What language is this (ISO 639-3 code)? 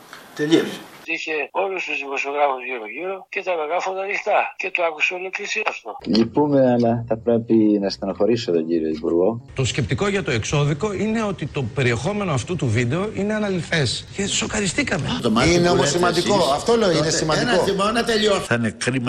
ell